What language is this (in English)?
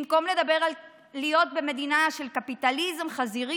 Hebrew